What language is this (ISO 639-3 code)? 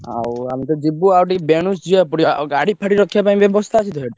ori